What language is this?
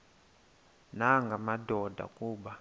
Xhosa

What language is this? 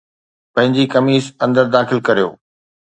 Sindhi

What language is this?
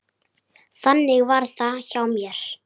Icelandic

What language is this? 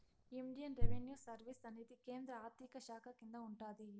Telugu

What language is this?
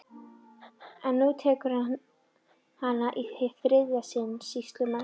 Icelandic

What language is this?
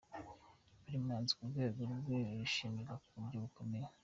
Kinyarwanda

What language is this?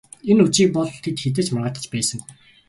Mongolian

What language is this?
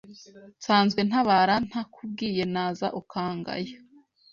Kinyarwanda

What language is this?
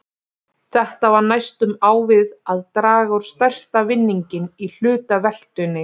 Icelandic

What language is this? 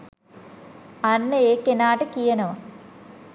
Sinhala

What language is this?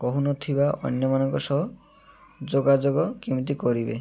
Odia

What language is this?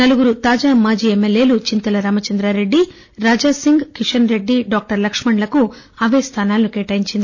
Telugu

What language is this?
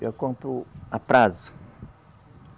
Portuguese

